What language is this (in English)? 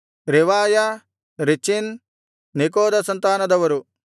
Kannada